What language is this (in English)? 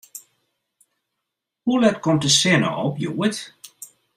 Western Frisian